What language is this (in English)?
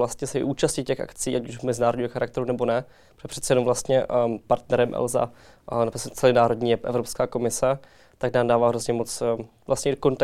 Czech